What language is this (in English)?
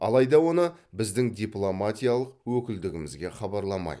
Kazakh